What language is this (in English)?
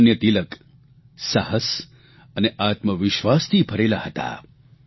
Gujarati